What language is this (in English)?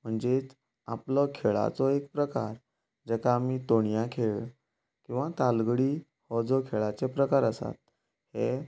Konkani